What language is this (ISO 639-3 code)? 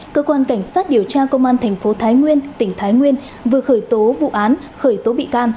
vie